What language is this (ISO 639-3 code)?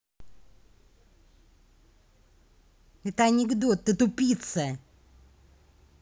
rus